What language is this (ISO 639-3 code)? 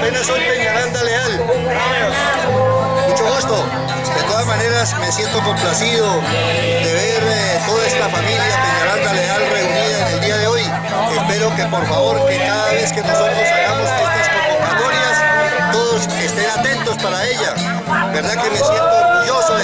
spa